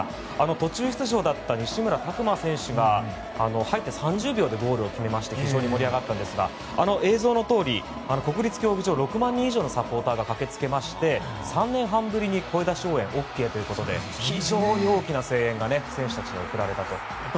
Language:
Japanese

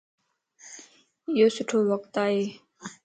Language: Lasi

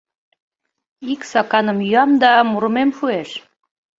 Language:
Mari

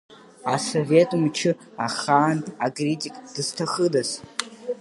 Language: Abkhazian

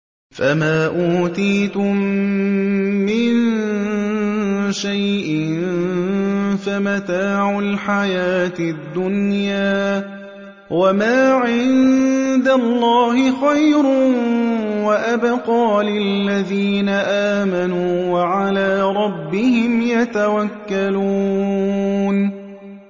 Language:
Arabic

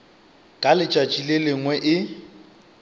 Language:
Northern Sotho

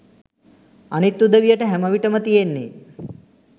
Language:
Sinhala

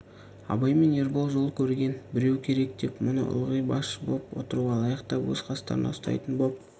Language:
Kazakh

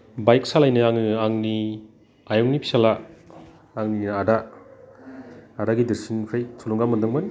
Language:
Bodo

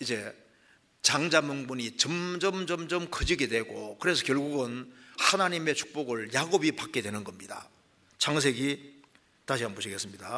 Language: Korean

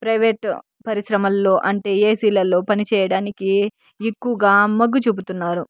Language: Telugu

